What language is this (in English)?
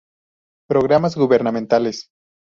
Spanish